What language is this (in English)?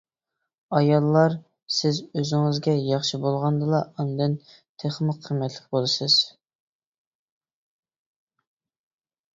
Uyghur